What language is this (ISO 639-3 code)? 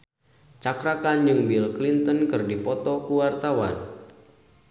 sun